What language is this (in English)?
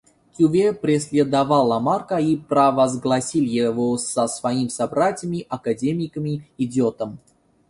Russian